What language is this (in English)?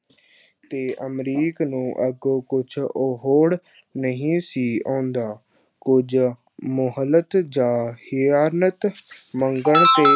Punjabi